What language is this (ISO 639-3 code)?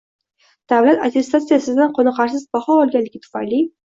uzb